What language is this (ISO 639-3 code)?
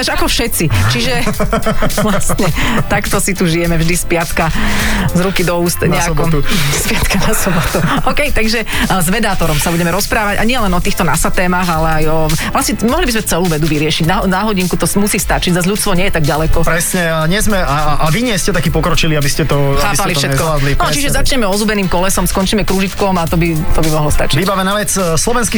slk